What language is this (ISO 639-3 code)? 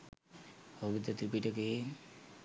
sin